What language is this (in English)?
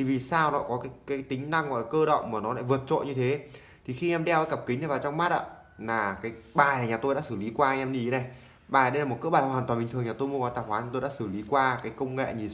Vietnamese